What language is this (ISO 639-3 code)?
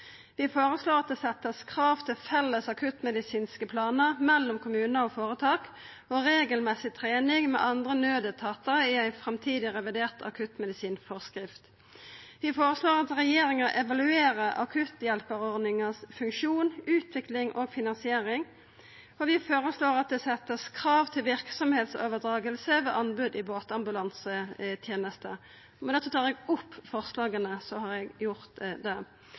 nno